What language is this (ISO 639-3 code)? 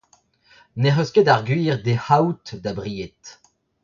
bre